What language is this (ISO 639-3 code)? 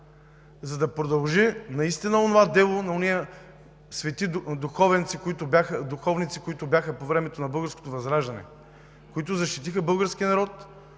bul